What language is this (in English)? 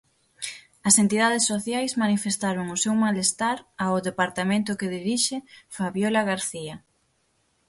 Galician